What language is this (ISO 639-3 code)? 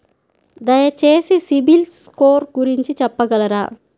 tel